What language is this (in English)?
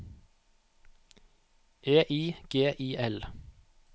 Norwegian